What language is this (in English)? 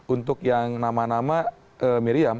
Indonesian